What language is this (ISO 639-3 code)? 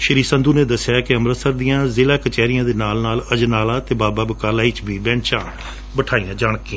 pan